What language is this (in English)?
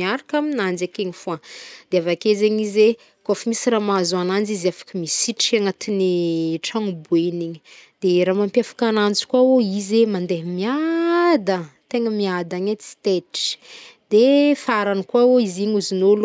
Northern Betsimisaraka Malagasy